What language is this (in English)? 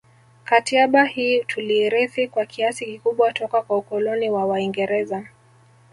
Swahili